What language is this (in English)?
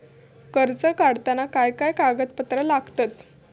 Marathi